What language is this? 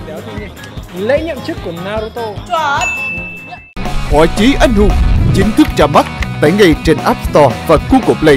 Vietnamese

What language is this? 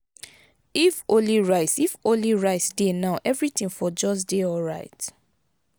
Nigerian Pidgin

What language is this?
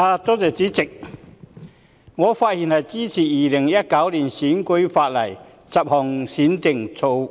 Cantonese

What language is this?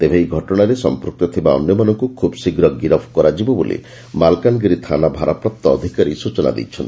Odia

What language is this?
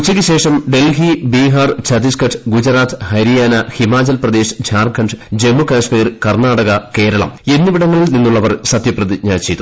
Malayalam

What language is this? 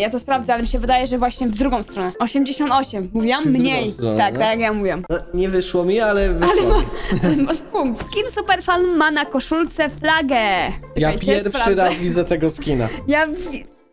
Polish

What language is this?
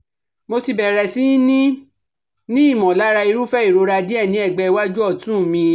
Yoruba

